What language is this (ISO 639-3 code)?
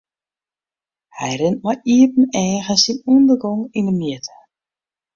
fry